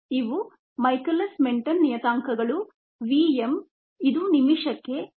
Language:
Kannada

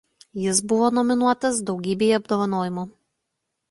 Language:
Lithuanian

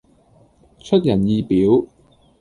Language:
Cantonese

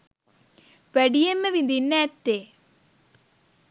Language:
Sinhala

